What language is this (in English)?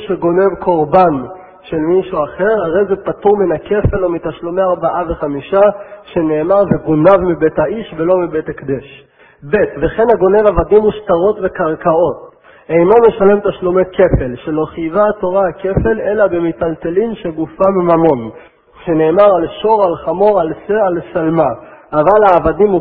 Hebrew